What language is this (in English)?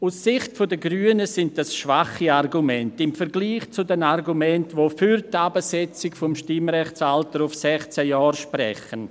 Swiss German